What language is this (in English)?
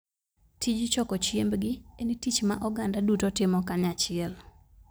Luo (Kenya and Tanzania)